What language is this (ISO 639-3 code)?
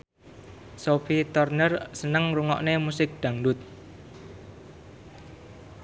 jav